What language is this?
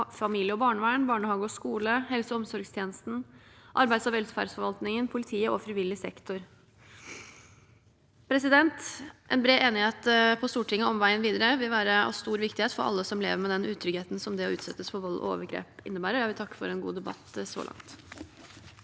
Norwegian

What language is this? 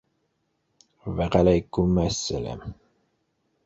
Bashkir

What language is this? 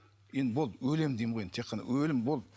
Kazakh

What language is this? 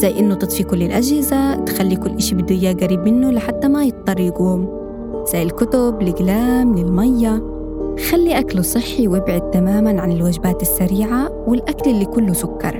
Arabic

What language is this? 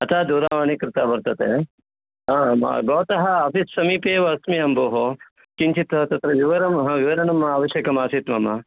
Sanskrit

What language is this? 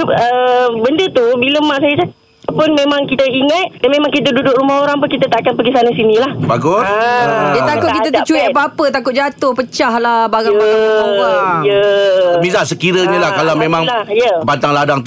Malay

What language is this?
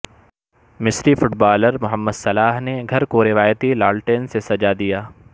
Urdu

